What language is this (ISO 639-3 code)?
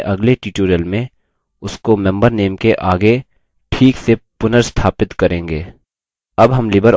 hin